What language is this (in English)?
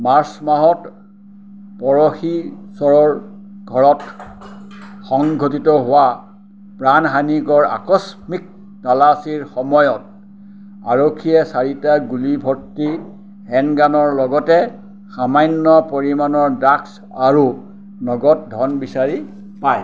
Assamese